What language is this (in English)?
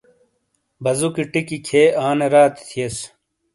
Shina